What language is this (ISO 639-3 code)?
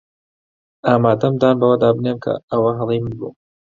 ckb